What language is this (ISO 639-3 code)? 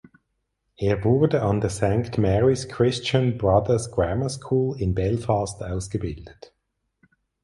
deu